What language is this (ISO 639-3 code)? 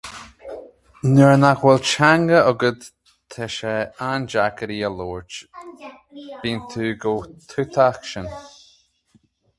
gle